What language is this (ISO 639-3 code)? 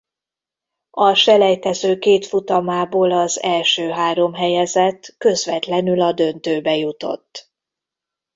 hun